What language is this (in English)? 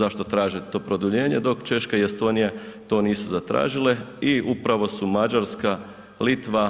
Croatian